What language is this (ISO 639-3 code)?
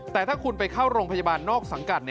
tha